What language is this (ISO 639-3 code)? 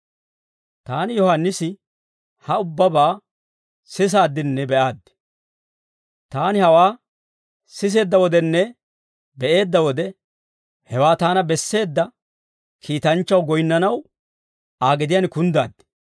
dwr